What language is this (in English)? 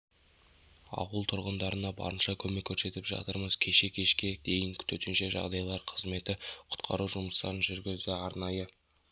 Kazakh